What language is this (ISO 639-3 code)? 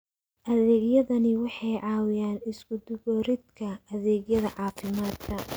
som